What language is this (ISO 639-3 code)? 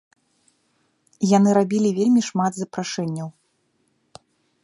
bel